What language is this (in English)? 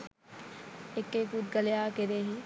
Sinhala